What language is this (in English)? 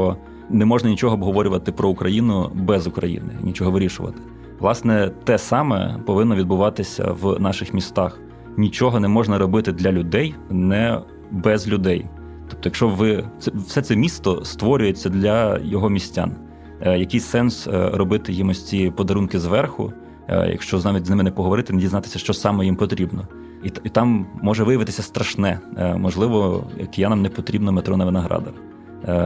Ukrainian